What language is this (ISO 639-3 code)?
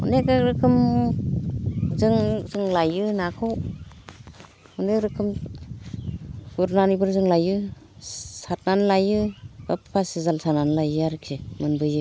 brx